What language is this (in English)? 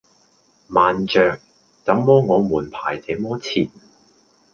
Cantonese